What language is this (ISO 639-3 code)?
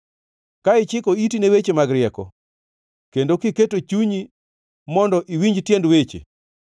luo